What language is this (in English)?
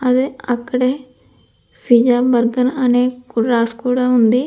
Telugu